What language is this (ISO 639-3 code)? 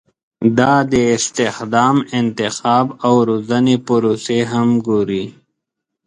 pus